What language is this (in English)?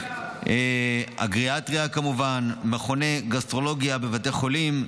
Hebrew